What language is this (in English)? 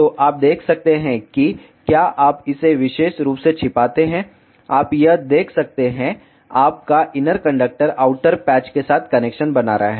Hindi